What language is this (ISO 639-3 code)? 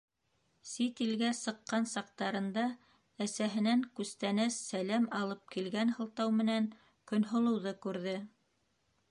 bak